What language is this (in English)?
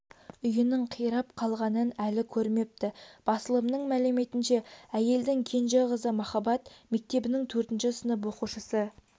Kazakh